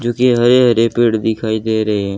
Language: Hindi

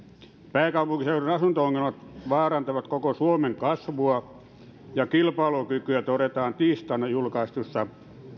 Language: Finnish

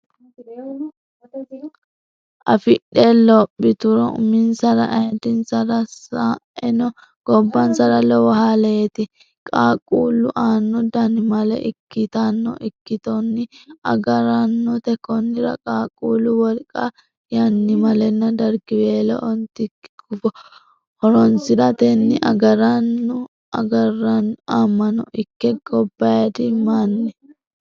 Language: Sidamo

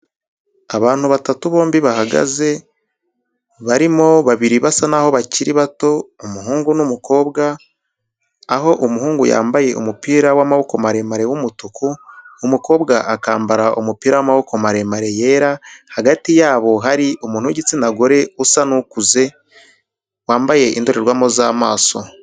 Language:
Kinyarwanda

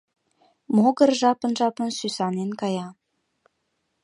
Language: Mari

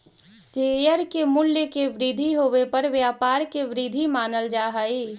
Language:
Magahi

